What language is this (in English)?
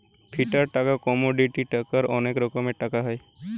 Bangla